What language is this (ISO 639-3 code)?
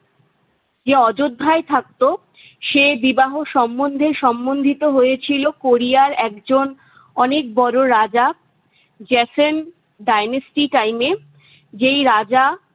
ben